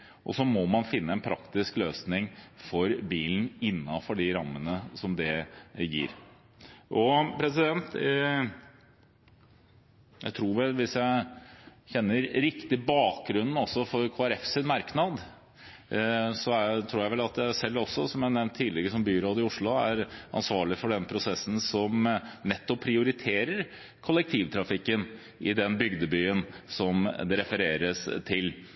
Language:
Norwegian Bokmål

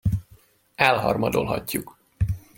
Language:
Hungarian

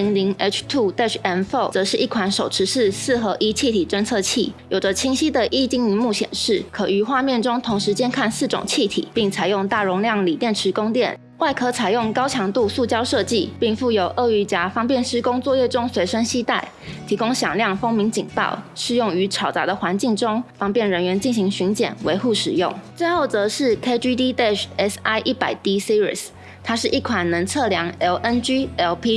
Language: Chinese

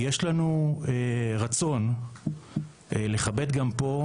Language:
Hebrew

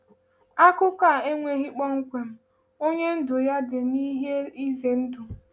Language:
Igbo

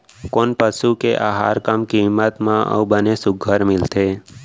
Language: Chhattisgarhi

